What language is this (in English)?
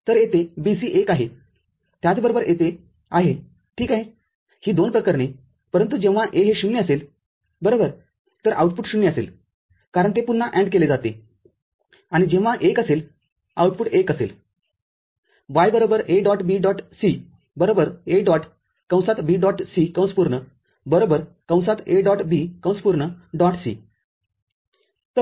Marathi